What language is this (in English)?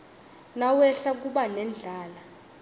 Swati